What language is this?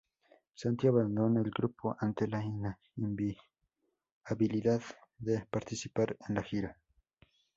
Spanish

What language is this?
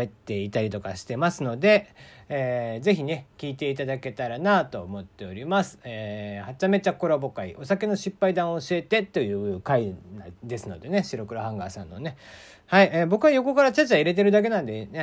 Japanese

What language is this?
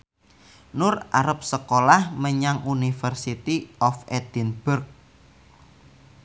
Javanese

